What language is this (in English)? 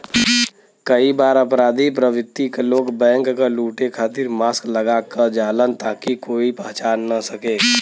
Bhojpuri